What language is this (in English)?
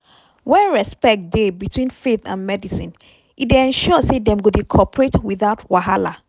Nigerian Pidgin